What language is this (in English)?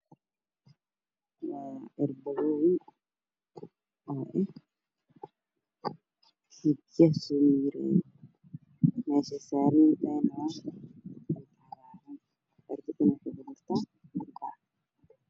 Somali